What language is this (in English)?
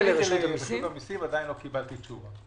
Hebrew